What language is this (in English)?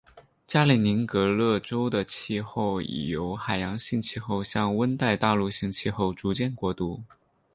Chinese